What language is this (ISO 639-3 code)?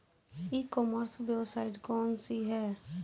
bho